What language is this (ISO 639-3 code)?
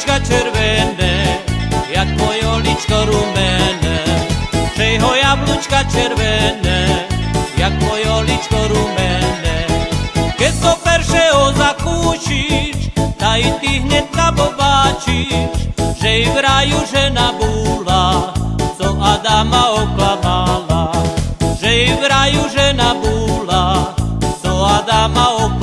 slk